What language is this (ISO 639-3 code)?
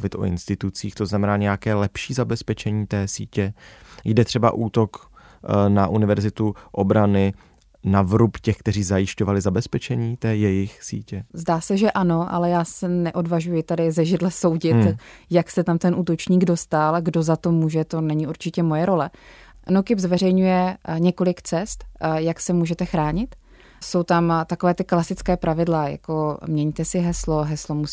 ces